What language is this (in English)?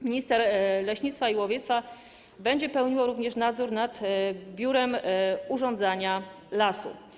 Polish